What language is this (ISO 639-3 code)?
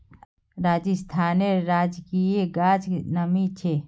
mag